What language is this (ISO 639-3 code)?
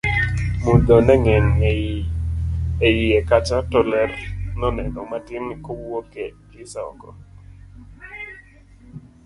luo